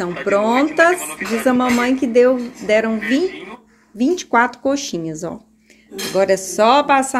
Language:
Portuguese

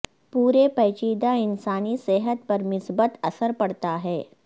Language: Urdu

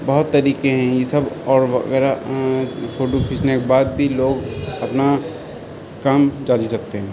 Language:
Urdu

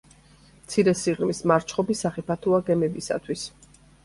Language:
Georgian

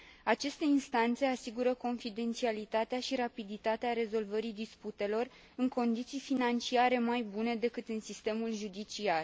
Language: Romanian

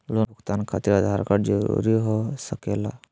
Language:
Magahi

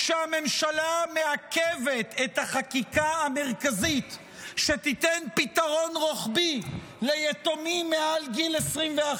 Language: Hebrew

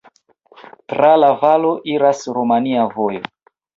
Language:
Esperanto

